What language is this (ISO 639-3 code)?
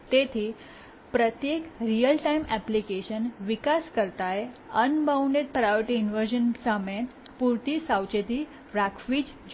guj